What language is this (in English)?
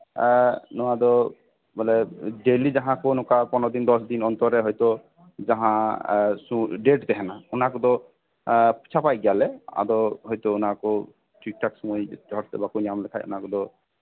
Santali